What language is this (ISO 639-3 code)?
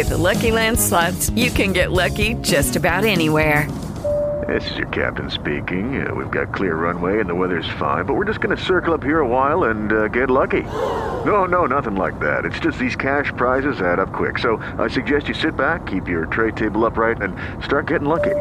heb